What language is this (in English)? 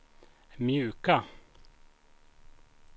Swedish